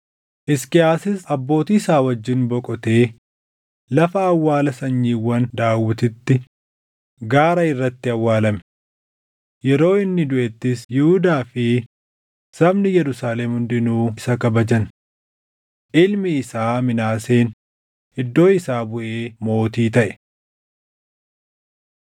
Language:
Oromo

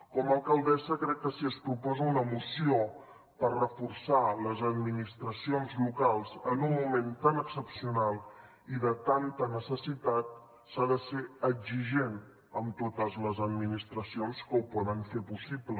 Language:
Catalan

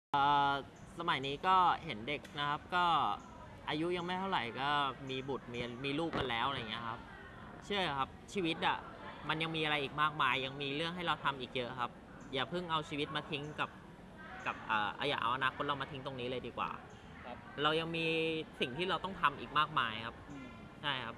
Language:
Thai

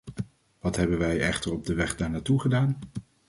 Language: Dutch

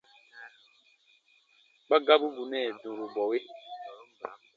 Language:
Baatonum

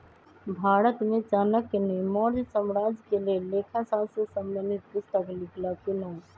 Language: Magahi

